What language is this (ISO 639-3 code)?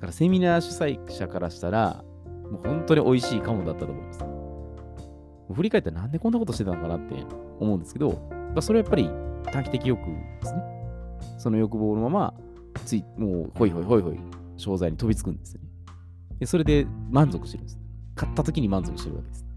jpn